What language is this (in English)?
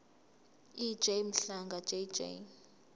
Zulu